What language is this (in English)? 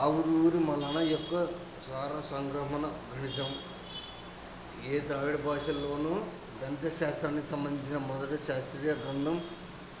Telugu